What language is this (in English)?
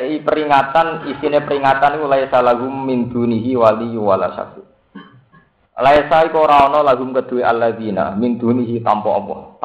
Indonesian